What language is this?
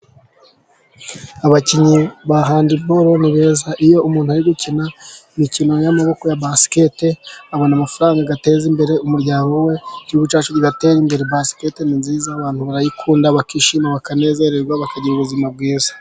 Kinyarwanda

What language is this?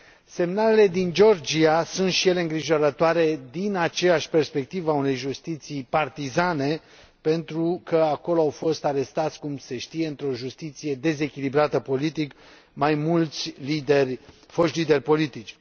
Romanian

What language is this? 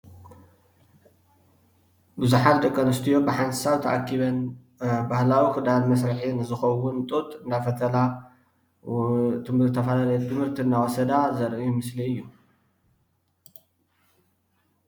Tigrinya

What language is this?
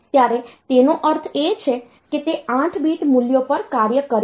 Gujarati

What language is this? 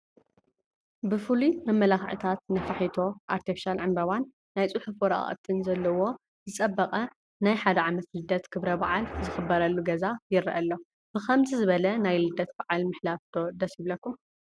Tigrinya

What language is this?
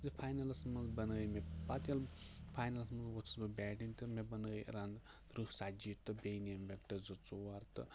Kashmiri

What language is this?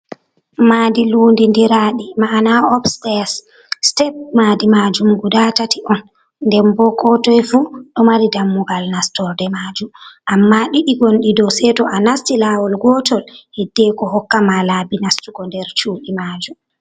Fula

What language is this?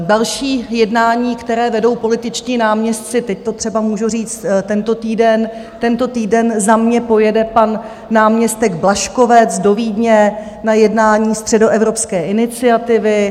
Czech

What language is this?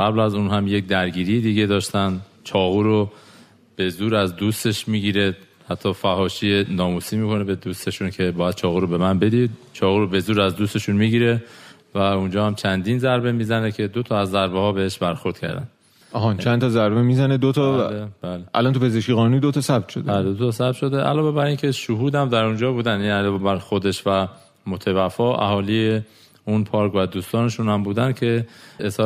Persian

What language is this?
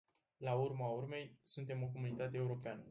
Romanian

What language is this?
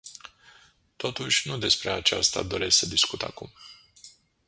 Romanian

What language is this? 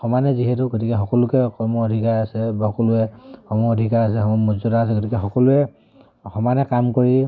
Assamese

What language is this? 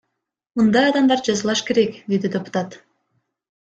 Kyrgyz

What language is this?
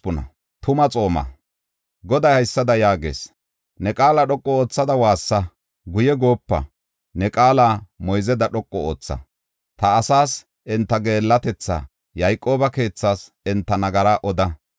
Gofa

